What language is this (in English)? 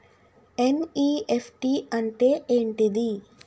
Telugu